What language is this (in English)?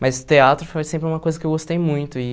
Portuguese